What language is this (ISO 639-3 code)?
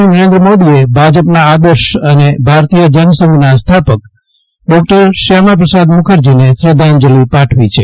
guj